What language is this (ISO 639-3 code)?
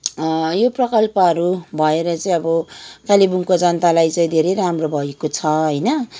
nep